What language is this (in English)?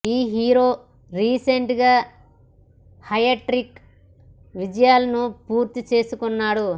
Telugu